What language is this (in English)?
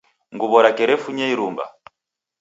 Taita